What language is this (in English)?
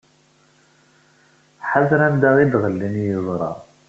Kabyle